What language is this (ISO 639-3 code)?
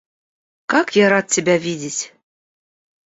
rus